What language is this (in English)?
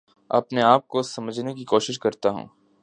Urdu